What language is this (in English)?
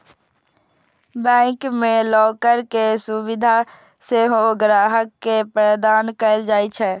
Maithili